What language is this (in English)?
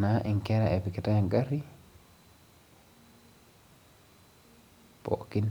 Masai